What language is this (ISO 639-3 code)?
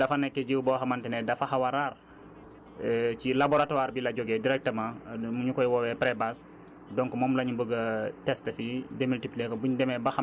wol